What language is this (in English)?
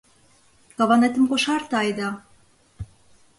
Mari